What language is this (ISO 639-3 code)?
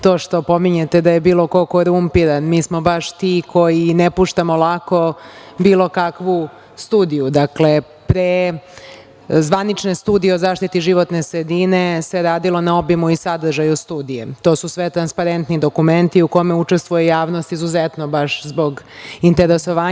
srp